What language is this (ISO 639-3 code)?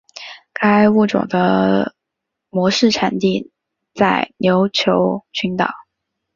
zho